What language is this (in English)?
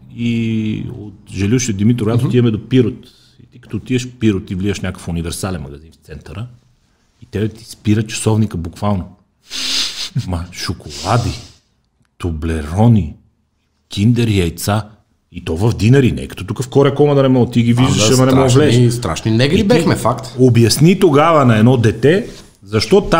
Bulgarian